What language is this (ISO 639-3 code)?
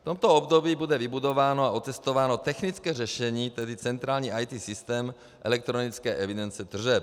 ces